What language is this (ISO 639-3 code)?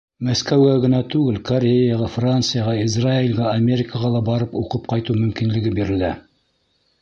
bak